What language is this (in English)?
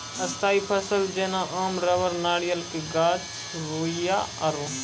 Maithili